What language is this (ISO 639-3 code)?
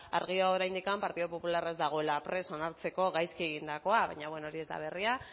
eus